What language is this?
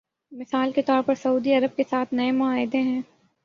Urdu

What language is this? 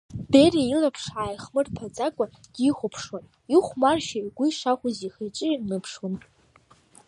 Abkhazian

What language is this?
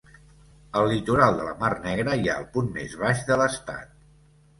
Catalan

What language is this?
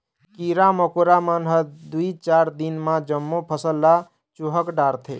Chhattisgarhi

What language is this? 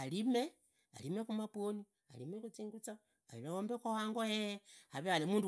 Idakho-Isukha-Tiriki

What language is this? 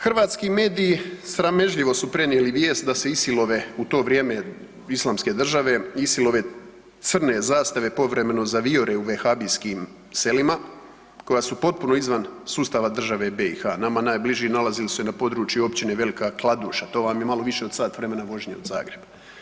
Croatian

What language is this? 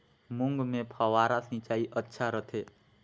Chhattisgarhi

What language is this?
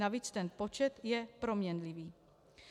Czech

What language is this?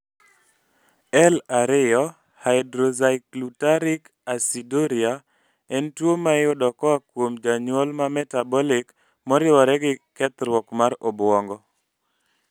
Luo (Kenya and Tanzania)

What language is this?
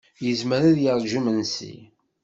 Kabyle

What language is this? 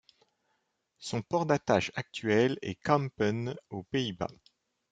French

